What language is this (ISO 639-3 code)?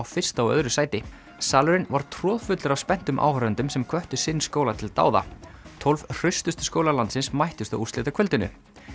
isl